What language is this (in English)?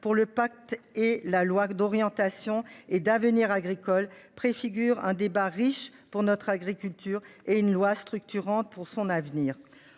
French